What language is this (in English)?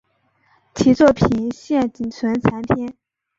Chinese